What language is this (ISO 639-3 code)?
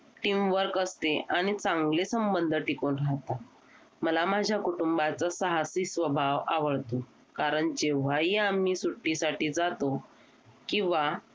mar